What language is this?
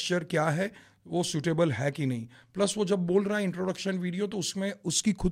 Hindi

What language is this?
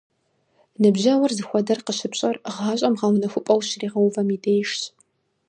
Kabardian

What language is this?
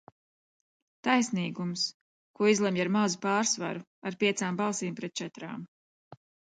Latvian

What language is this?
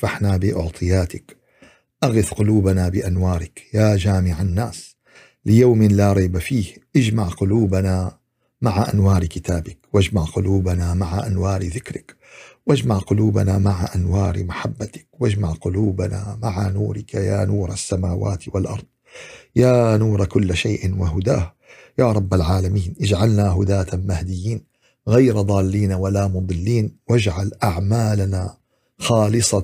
Arabic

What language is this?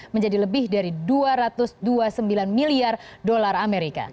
Indonesian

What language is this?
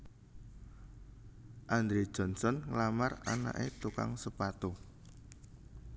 Javanese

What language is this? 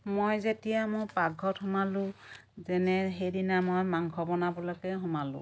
Assamese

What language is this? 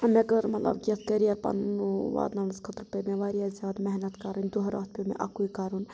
Kashmiri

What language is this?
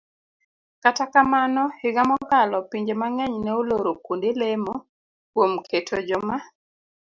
Luo (Kenya and Tanzania)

